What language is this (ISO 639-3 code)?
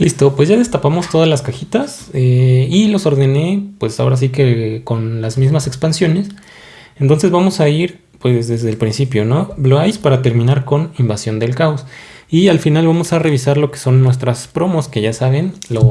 spa